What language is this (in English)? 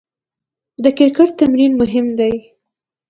Pashto